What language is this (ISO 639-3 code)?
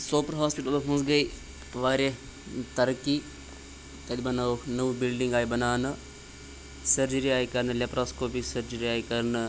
kas